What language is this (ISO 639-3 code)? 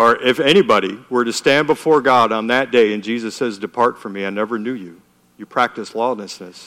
eng